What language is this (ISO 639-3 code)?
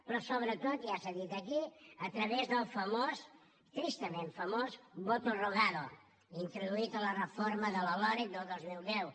cat